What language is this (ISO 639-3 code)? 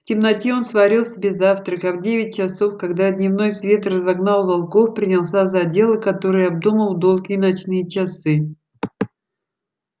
rus